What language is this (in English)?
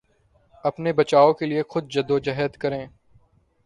Urdu